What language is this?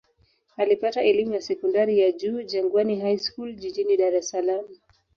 Swahili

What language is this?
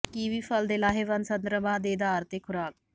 Punjabi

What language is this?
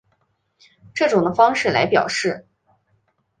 Chinese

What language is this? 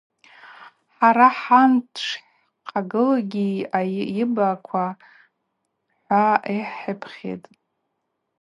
Abaza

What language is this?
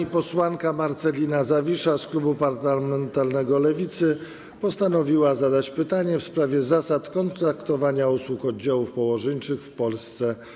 Polish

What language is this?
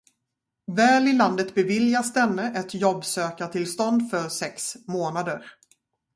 Swedish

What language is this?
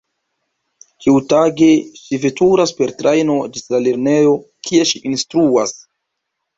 Esperanto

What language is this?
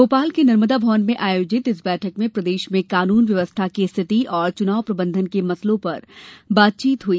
Hindi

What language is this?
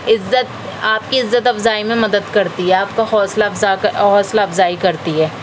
Urdu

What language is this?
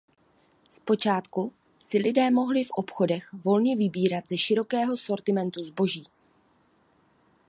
Czech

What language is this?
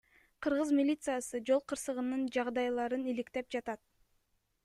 Kyrgyz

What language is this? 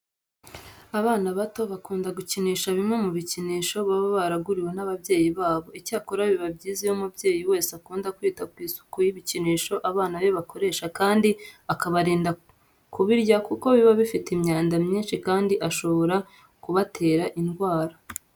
Kinyarwanda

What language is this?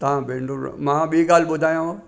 Sindhi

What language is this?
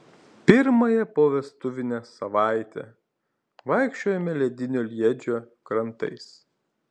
Lithuanian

